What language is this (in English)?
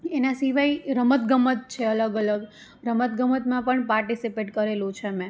Gujarati